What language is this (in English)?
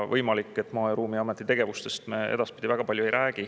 Estonian